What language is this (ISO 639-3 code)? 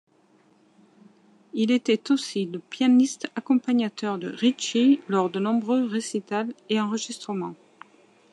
fra